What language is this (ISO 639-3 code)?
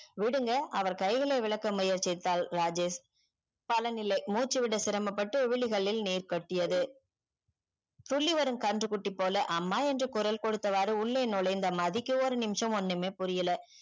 tam